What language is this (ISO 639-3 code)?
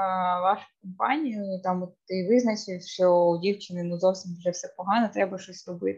ukr